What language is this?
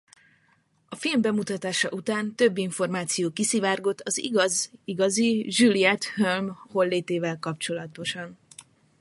Hungarian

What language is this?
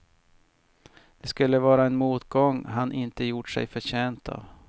Swedish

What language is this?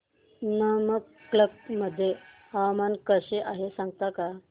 Marathi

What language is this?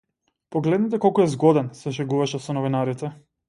Macedonian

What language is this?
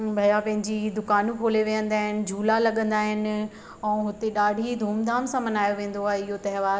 Sindhi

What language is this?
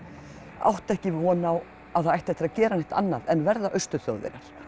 Icelandic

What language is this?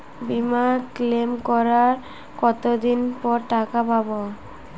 Bangla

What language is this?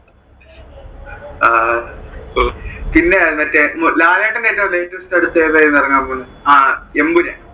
Malayalam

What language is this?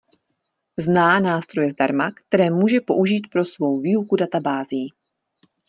Czech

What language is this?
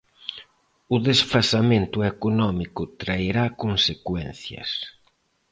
Galician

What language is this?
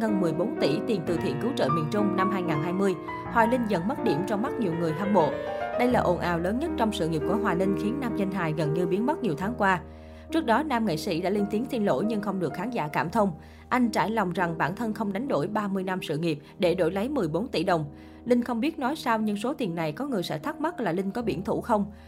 Vietnamese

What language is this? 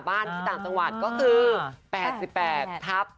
Thai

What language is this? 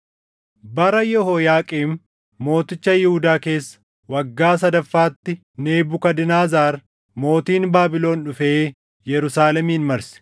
Oromo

